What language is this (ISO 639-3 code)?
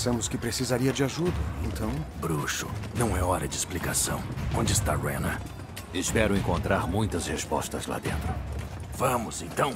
por